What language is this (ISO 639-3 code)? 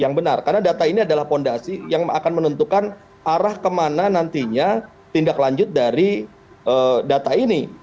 ind